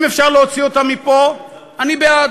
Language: Hebrew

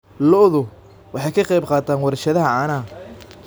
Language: Somali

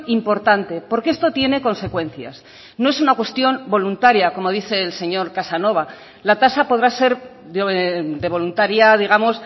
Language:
Spanish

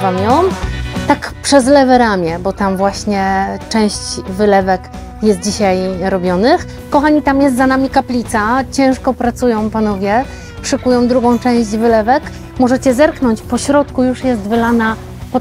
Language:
Polish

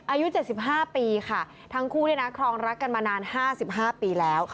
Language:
Thai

